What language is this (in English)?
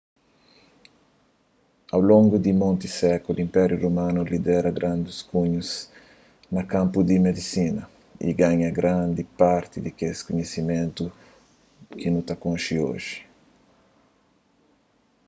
Kabuverdianu